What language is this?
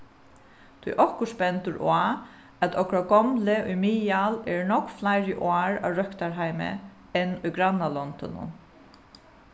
Faroese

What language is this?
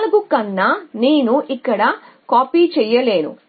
Telugu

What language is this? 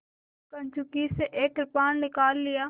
Hindi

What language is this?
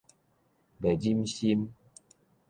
Min Nan Chinese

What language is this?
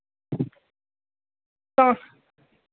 Dogri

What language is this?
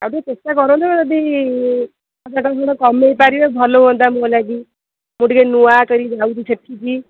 Odia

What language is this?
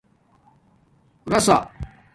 Domaaki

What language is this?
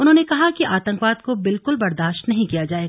Hindi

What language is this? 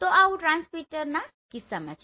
Gujarati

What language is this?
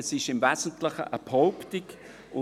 Swiss German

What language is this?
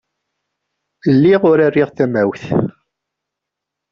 Kabyle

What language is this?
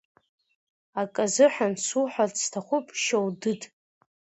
Abkhazian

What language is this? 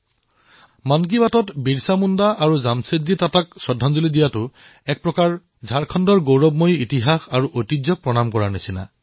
Assamese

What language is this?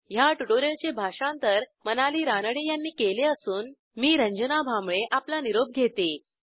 Marathi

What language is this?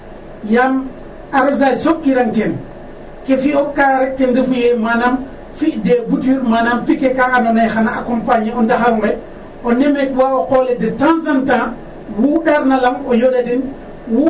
Serer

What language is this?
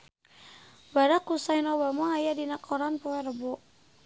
Sundanese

